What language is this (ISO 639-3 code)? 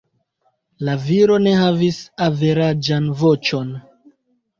epo